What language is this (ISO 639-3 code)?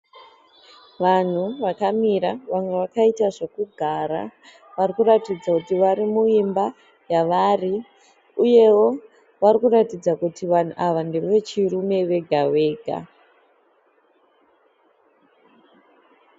sna